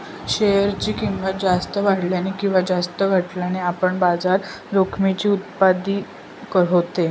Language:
Marathi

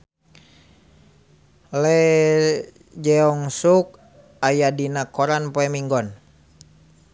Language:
Sundanese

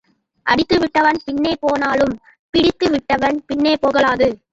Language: Tamil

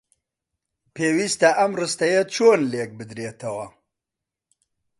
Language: Central Kurdish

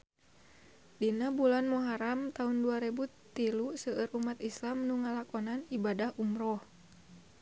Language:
Sundanese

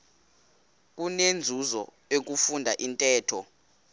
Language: Xhosa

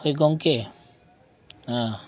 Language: Santali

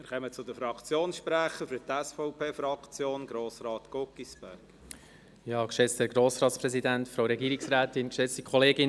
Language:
Swiss German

